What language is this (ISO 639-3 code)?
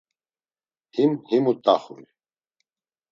lzz